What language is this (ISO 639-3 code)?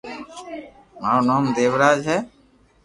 lrk